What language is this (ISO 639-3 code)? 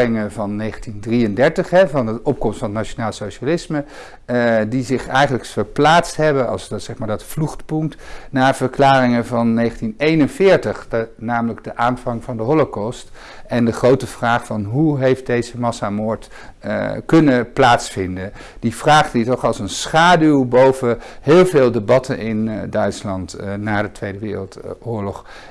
nld